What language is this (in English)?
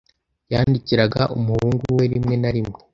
Kinyarwanda